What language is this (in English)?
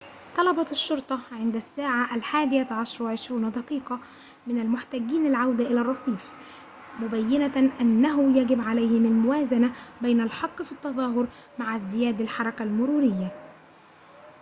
Arabic